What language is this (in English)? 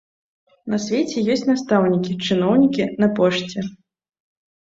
Belarusian